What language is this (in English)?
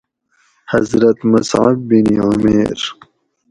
Gawri